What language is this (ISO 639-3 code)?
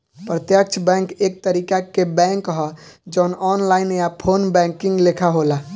bho